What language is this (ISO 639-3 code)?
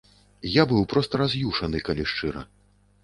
bel